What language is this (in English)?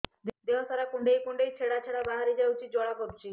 Odia